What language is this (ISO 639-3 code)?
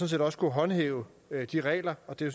dan